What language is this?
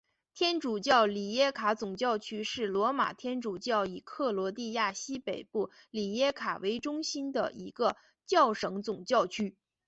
Chinese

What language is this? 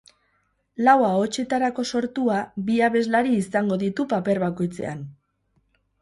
Basque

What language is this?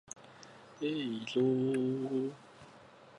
Japanese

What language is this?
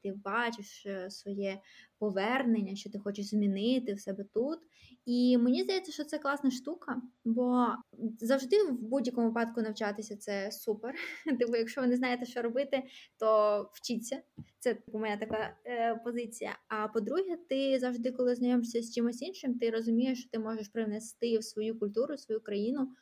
Ukrainian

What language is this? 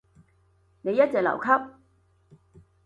Cantonese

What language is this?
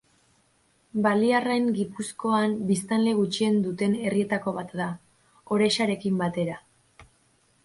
Basque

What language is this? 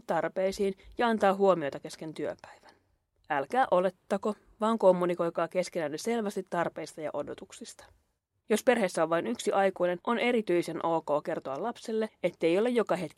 Finnish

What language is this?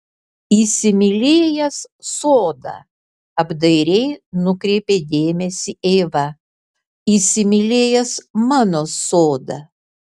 Lithuanian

